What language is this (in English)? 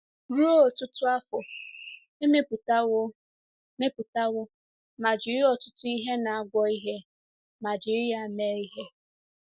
Igbo